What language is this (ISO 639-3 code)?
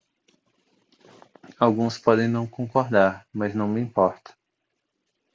por